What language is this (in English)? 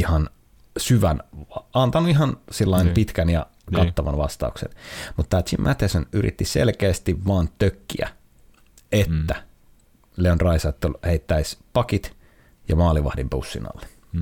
Finnish